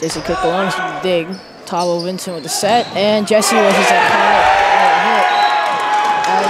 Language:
English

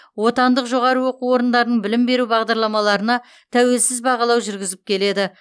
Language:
Kazakh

